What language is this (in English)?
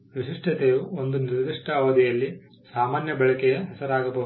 Kannada